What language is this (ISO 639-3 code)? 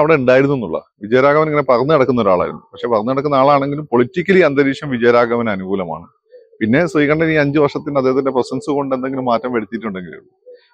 mal